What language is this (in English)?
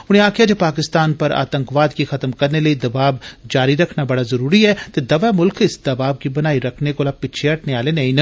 Dogri